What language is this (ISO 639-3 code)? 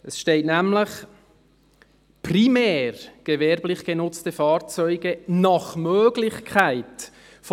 gsw